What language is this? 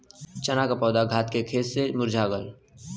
Bhojpuri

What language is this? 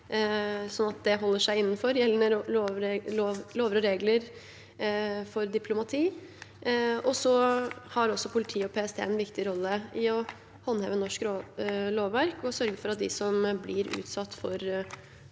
Norwegian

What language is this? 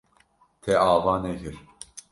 Kurdish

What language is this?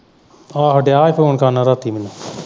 Punjabi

